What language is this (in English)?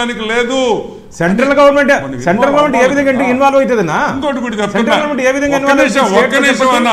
Telugu